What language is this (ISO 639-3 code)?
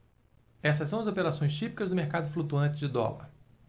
por